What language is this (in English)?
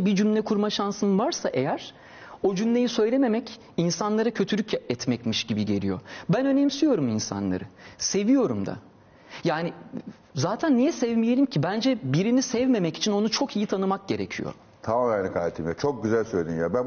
Turkish